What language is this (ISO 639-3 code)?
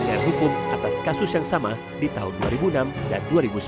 ind